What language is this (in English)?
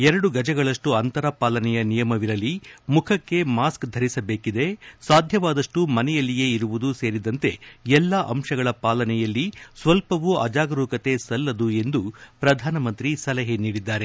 Kannada